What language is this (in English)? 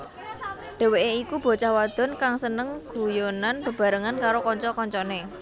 Javanese